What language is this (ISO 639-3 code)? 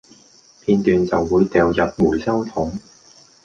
yue